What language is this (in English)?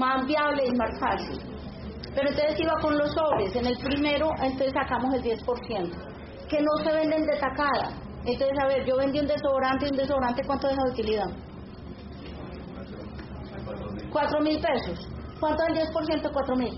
Spanish